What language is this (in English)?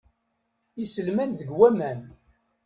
Kabyle